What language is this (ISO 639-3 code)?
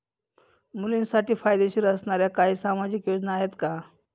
mar